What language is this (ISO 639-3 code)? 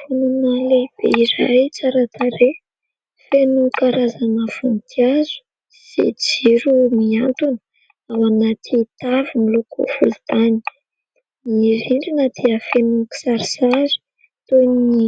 mlg